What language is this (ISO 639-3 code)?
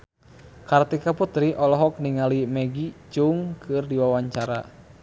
sun